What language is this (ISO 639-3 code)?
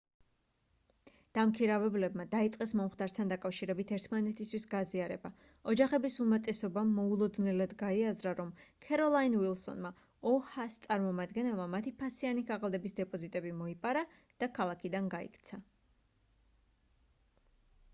kat